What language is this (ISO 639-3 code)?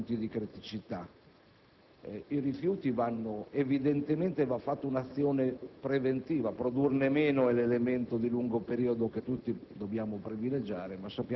ita